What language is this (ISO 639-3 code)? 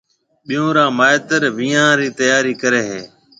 mve